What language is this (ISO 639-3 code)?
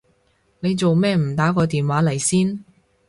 yue